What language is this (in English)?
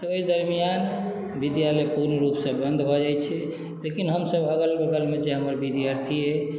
Maithili